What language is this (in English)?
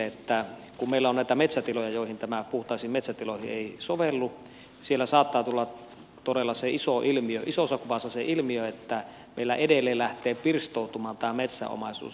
Finnish